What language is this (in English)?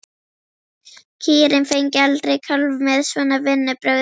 Icelandic